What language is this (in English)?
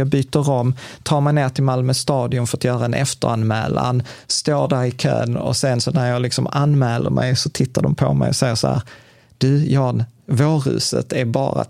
Swedish